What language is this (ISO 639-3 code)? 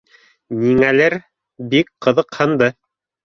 bak